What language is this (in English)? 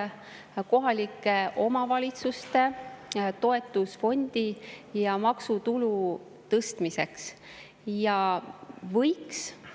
Estonian